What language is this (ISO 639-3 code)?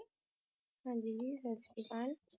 pan